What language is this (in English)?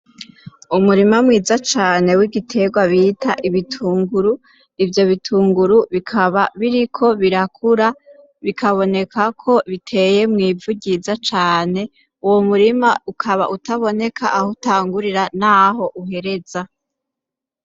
Rundi